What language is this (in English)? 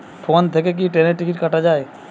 Bangla